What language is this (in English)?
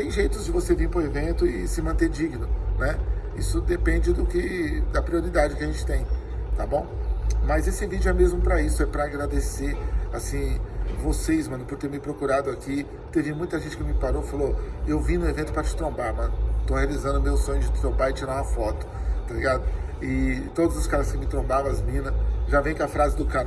Portuguese